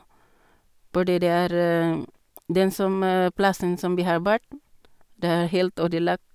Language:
Norwegian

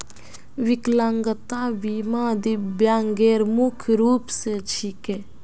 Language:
Magahi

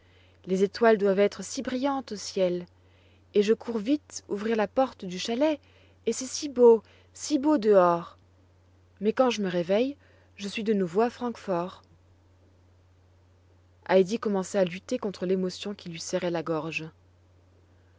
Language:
French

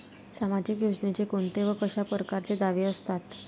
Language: Marathi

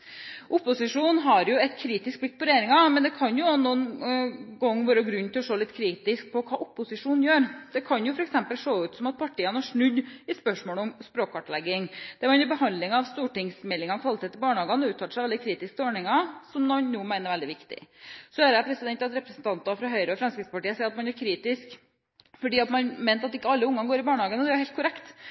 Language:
Norwegian Bokmål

